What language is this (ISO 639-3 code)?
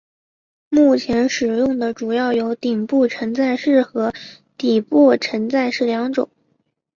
zho